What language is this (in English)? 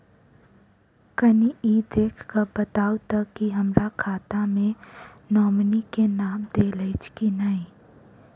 Maithili